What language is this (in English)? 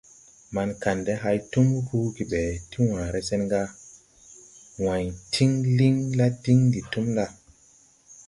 Tupuri